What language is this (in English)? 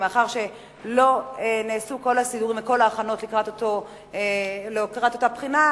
Hebrew